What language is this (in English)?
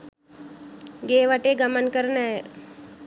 Sinhala